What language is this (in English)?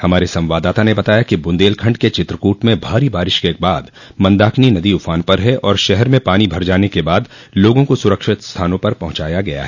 Hindi